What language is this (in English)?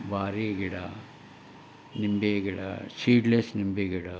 Kannada